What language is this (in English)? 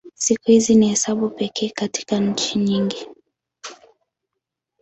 Swahili